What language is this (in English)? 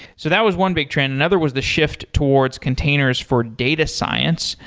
English